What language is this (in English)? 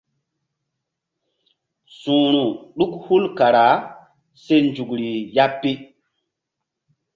Mbum